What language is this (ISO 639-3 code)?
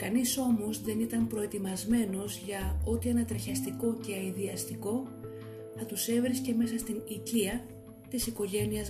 ell